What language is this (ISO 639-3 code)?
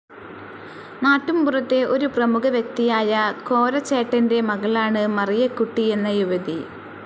mal